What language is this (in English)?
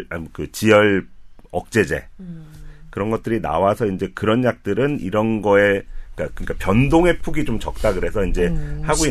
Korean